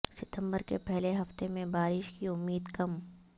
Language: Urdu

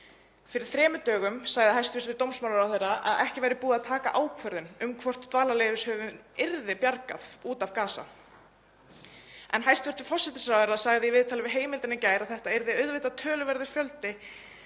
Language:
Icelandic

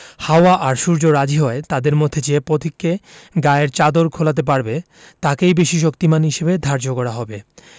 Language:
Bangla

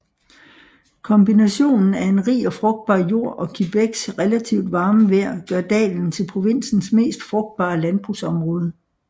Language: Danish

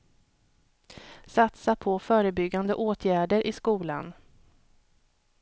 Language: Swedish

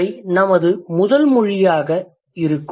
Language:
Tamil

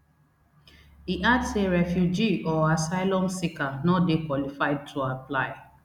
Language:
Nigerian Pidgin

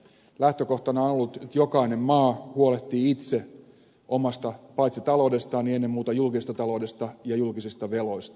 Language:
Finnish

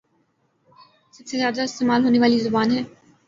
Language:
Urdu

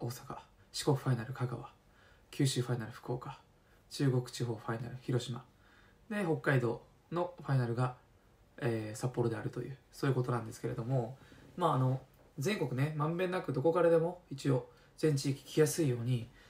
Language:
Japanese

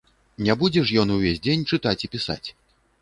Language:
Belarusian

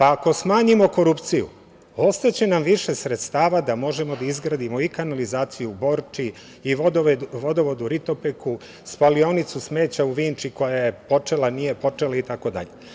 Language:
Serbian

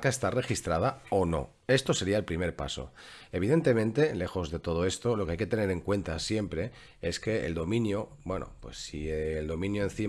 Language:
Spanish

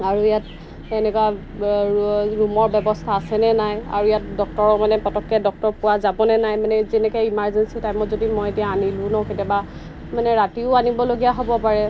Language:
Assamese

